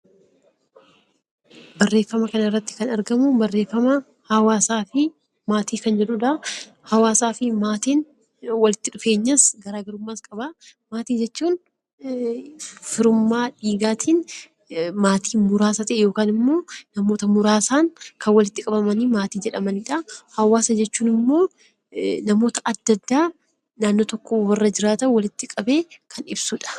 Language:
Oromo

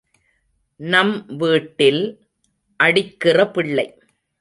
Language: Tamil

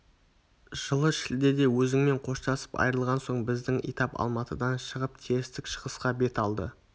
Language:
Kazakh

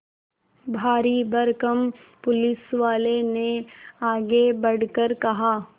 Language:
Hindi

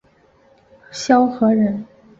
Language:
Chinese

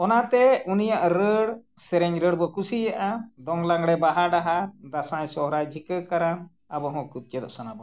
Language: Santali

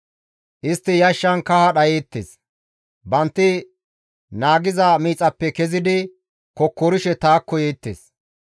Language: Gamo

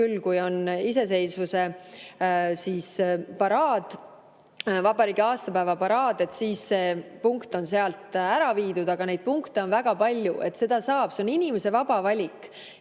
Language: Estonian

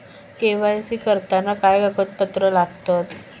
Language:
Marathi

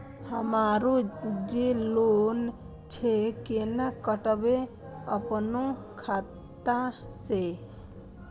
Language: Maithili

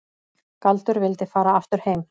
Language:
Icelandic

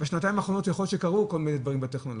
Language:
Hebrew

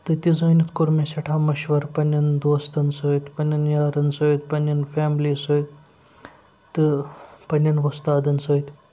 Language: Kashmiri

